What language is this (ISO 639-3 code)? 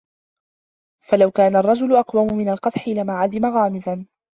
ara